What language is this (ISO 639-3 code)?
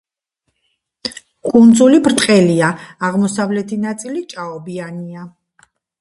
kat